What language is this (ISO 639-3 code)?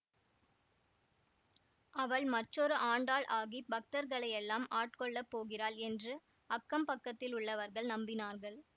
tam